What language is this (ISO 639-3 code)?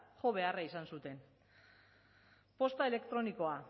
eus